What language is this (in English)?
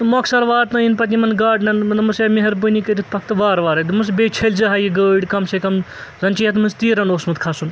Kashmiri